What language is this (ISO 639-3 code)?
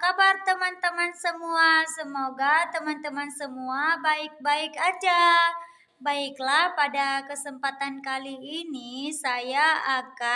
ind